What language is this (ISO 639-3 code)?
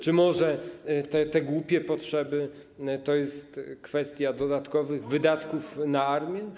pol